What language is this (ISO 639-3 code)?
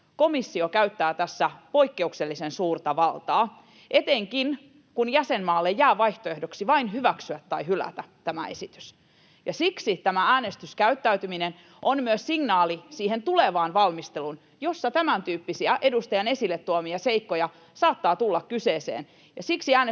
fin